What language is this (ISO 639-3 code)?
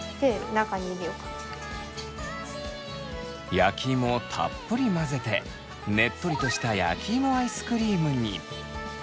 jpn